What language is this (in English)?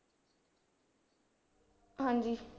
Punjabi